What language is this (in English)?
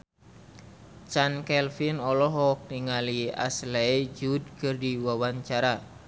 Sundanese